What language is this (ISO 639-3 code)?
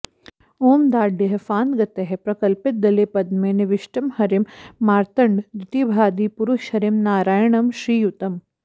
san